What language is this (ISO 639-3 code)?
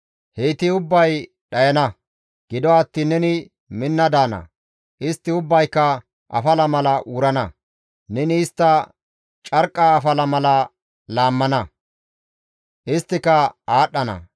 gmv